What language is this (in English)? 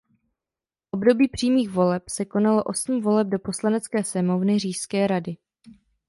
Czech